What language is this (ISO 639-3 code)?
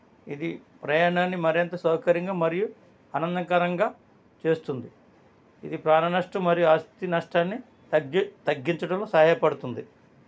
tel